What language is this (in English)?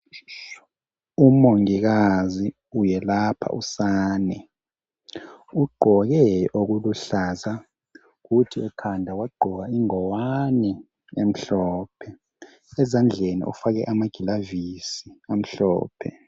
North Ndebele